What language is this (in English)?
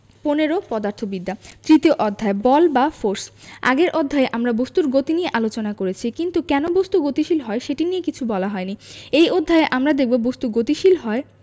Bangla